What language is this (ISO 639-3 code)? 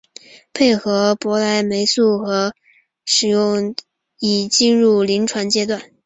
zho